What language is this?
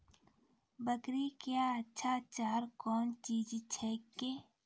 Maithili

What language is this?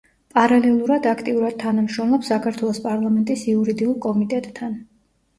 Georgian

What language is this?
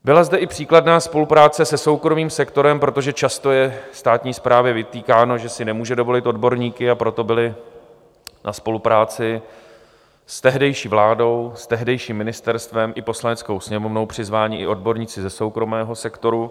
Czech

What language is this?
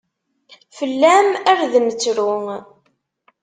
Kabyle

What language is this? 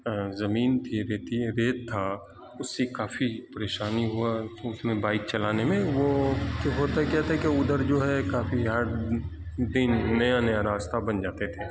Urdu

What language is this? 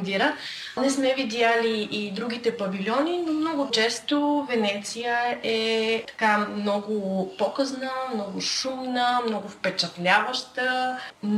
Bulgarian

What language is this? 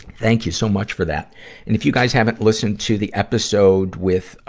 English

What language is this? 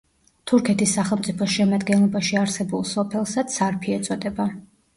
Georgian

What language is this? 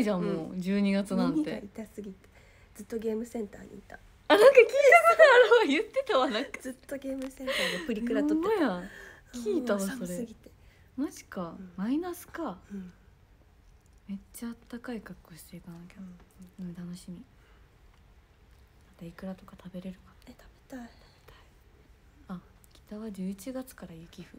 Japanese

